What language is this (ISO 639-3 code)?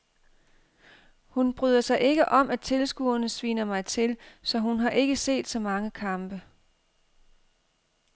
dan